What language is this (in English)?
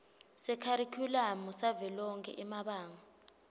Swati